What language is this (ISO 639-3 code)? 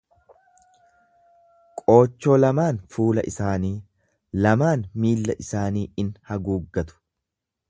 orm